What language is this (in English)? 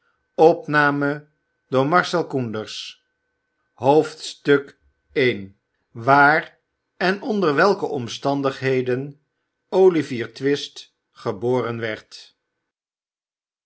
Dutch